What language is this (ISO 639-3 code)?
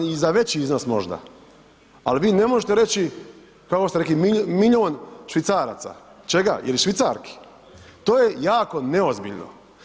hrv